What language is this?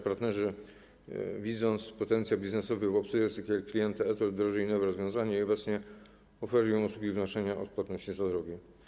Polish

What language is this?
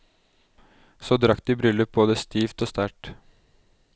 Norwegian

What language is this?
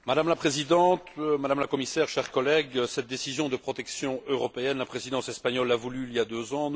French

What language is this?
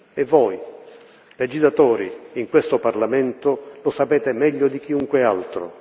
Italian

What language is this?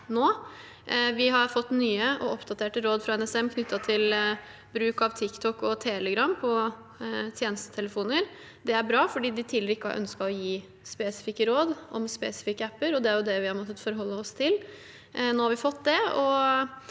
Norwegian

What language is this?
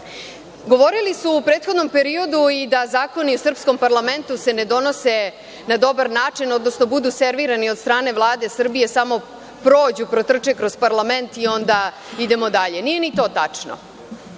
Serbian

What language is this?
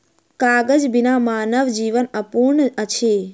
Maithili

